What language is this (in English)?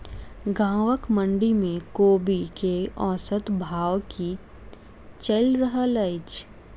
Maithili